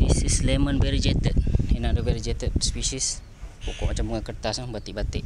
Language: Malay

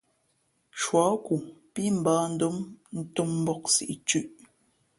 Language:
Fe'fe'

